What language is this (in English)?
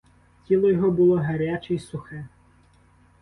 Ukrainian